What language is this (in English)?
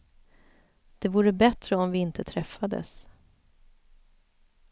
Swedish